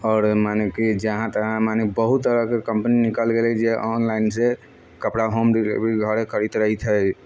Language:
Maithili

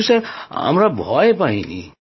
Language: Bangla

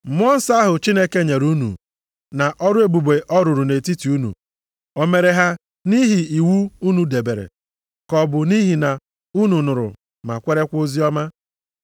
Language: Igbo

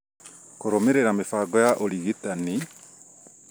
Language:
Kikuyu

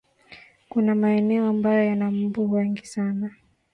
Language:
Swahili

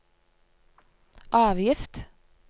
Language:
Norwegian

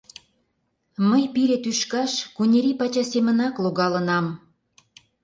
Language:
Mari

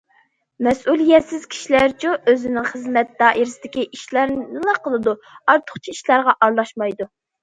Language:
Uyghur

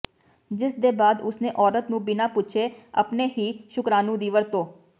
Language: Punjabi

